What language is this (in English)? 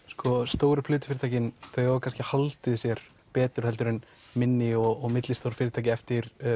Icelandic